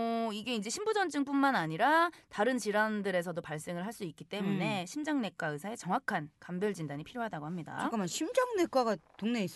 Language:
Korean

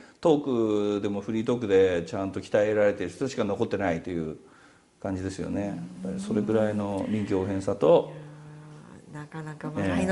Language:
Japanese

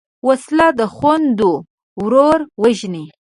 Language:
Pashto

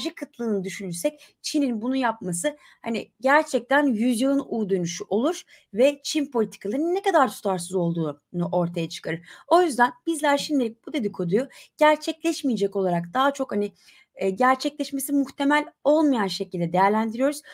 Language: Turkish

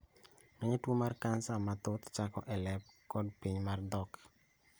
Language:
Luo (Kenya and Tanzania)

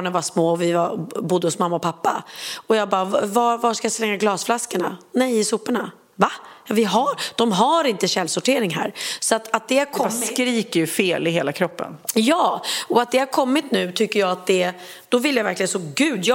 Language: Swedish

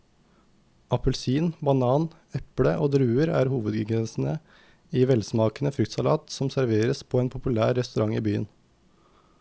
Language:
Norwegian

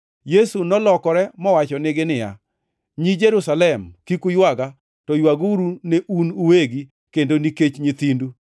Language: Luo (Kenya and Tanzania)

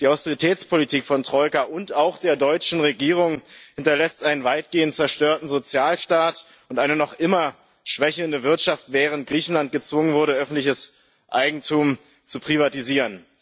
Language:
German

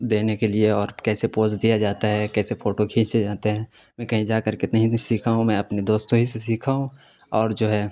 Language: Urdu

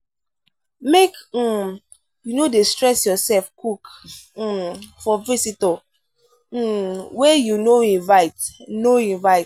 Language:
Nigerian Pidgin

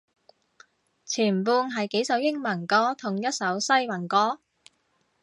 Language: Cantonese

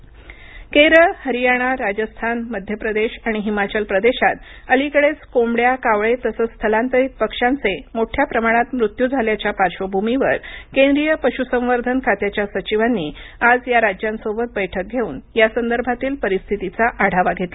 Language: Marathi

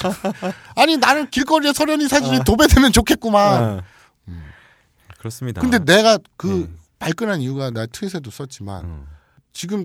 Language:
Korean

